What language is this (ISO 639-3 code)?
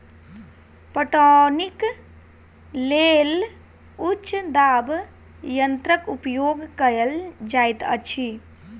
mai